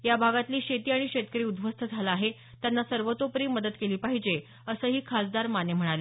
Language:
Marathi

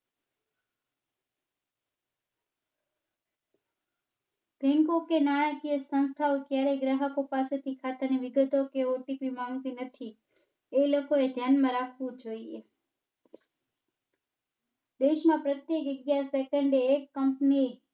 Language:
Gujarati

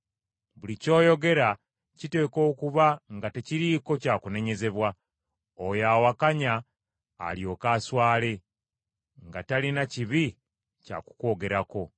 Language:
Ganda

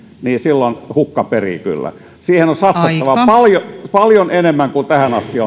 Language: Finnish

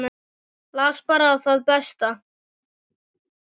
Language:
Icelandic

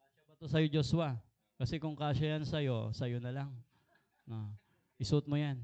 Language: Filipino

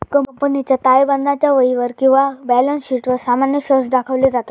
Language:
Marathi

